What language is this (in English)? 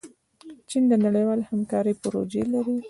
Pashto